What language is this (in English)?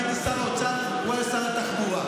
Hebrew